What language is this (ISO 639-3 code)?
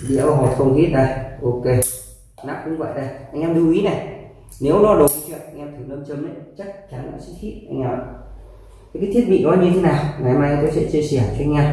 vie